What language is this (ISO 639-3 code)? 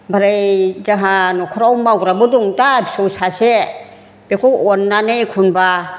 brx